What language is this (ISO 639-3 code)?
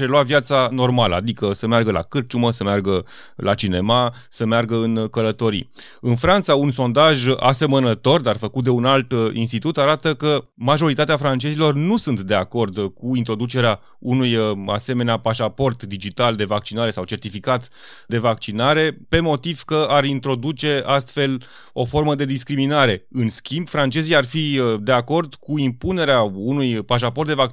ron